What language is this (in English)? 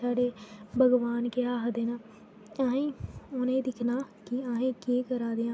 Dogri